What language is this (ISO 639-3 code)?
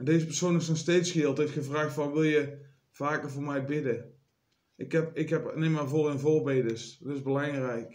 nld